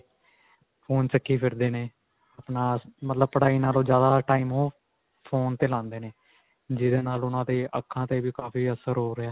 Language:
Punjabi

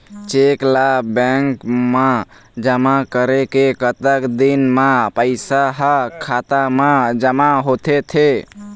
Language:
Chhattisgarhi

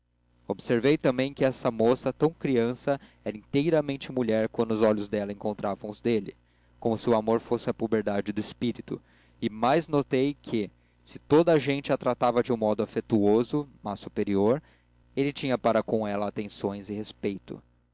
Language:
Portuguese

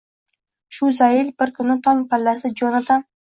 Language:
Uzbek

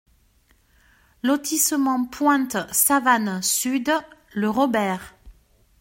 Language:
French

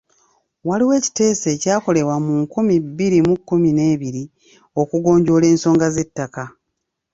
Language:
Ganda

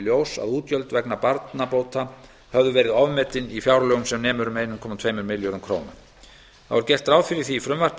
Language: Icelandic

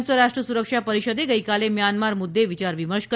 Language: Gujarati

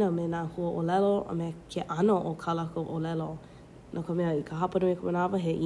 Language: Hawaiian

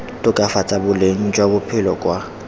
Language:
Tswana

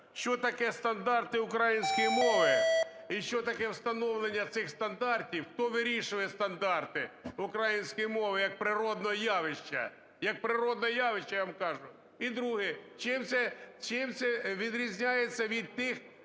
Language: Ukrainian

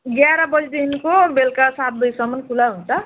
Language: Nepali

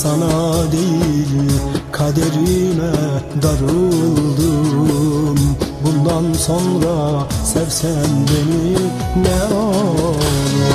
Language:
Turkish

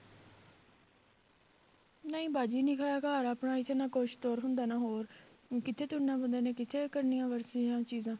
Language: Punjabi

